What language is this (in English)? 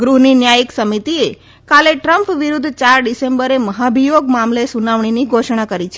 Gujarati